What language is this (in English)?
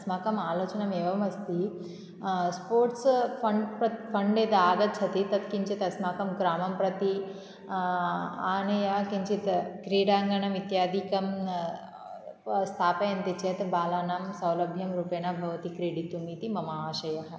Sanskrit